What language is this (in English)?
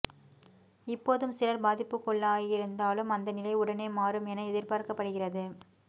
Tamil